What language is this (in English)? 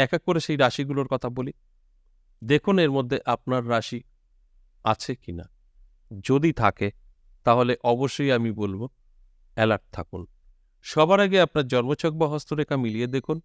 Bangla